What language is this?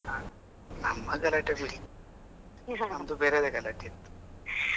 Kannada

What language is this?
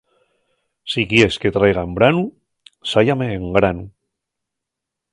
Asturian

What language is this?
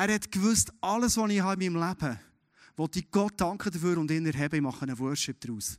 German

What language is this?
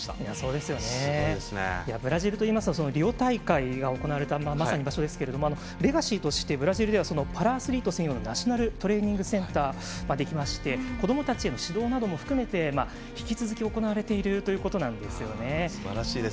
Japanese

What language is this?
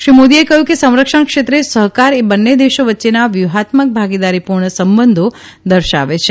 Gujarati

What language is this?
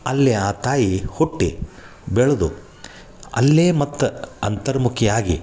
Kannada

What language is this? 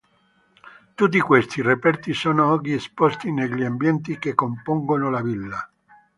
Italian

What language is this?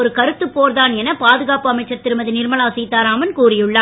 Tamil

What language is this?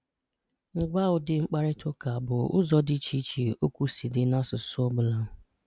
Igbo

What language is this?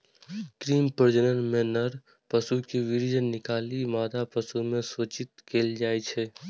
Maithili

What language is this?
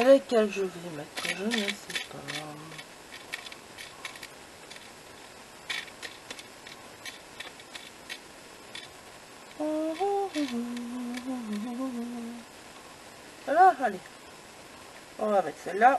French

